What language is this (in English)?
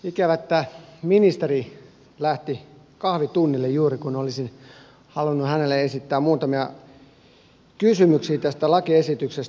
Finnish